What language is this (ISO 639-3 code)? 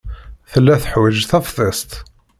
kab